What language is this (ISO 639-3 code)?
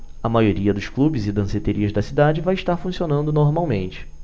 por